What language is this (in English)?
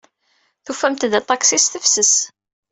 Kabyle